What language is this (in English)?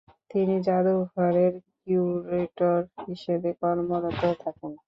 Bangla